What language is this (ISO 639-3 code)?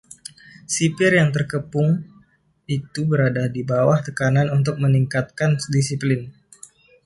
ind